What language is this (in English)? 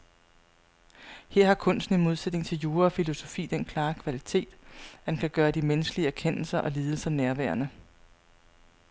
Danish